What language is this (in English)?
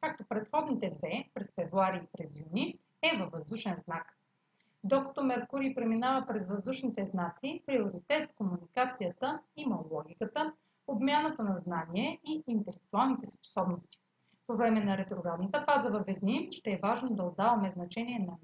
Bulgarian